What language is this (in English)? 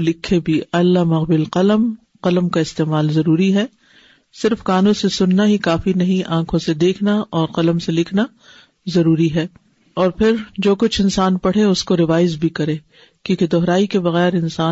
Urdu